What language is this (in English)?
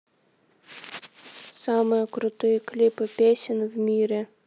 Russian